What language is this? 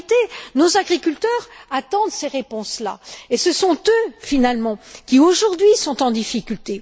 French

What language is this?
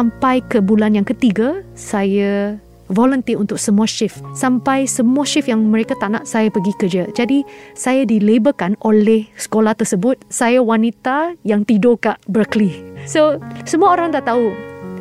Malay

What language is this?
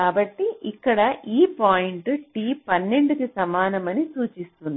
Telugu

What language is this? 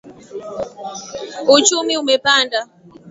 Swahili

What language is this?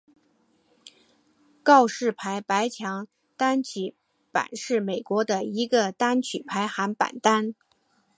Chinese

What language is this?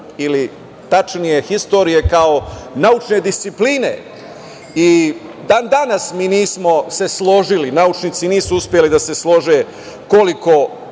Serbian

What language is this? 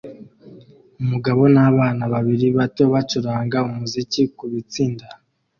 Kinyarwanda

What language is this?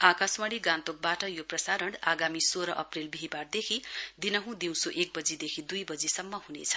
Nepali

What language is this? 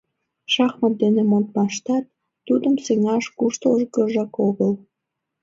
Mari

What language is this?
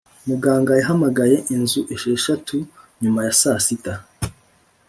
Kinyarwanda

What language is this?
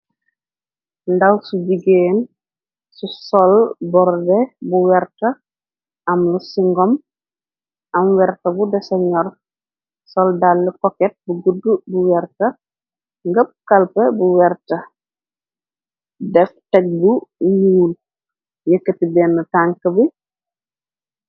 Wolof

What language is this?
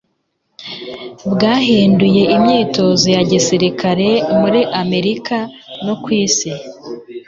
Kinyarwanda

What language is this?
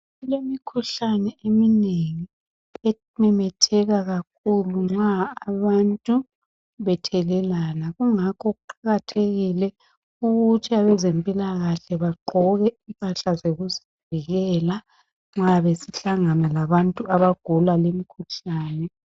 North Ndebele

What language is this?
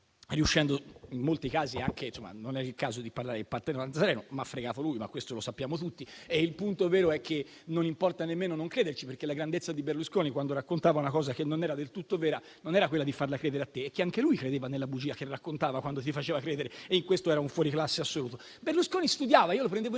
Italian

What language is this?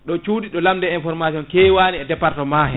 Fula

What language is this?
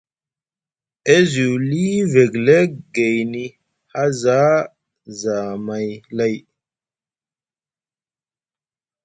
Musgu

